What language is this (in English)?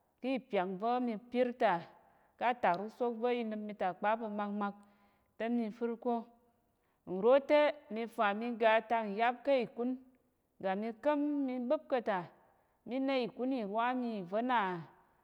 Tarok